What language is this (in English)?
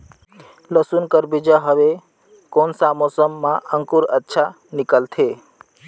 Chhattisgarhi